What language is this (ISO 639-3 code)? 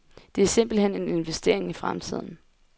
dan